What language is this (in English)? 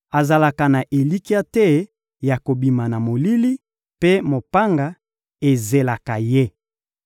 Lingala